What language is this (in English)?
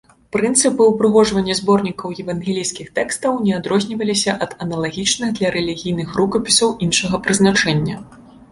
Belarusian